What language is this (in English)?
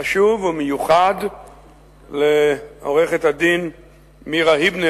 Hebrew